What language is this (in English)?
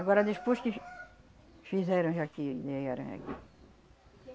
Portuguese